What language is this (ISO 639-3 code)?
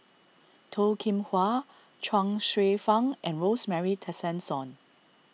eng